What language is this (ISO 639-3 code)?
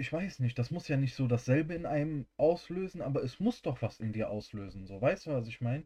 deu